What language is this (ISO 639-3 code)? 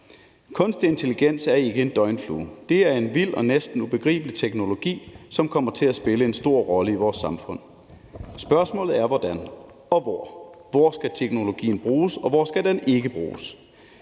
dan